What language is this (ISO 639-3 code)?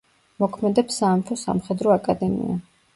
kat